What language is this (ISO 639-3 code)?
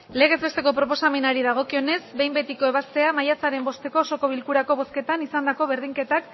eus